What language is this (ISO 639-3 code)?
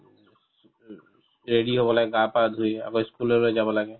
asm